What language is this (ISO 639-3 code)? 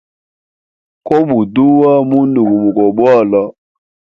hem